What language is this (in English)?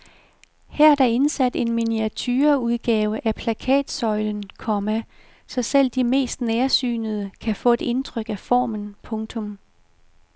Danish